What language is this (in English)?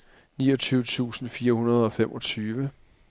Danish